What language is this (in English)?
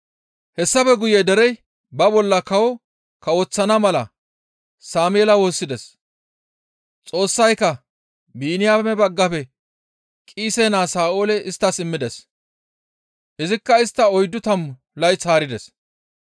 Gamo